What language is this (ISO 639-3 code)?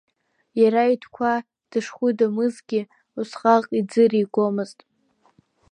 abk